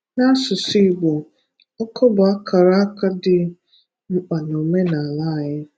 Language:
Igbo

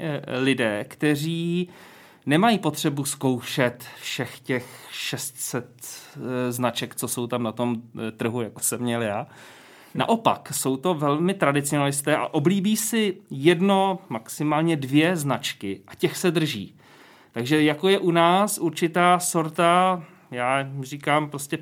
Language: Czech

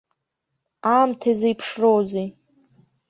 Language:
Abkhazian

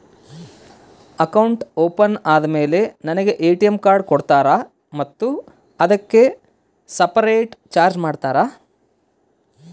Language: Kannada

